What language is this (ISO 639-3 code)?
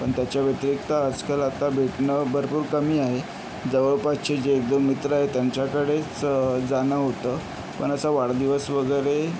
mar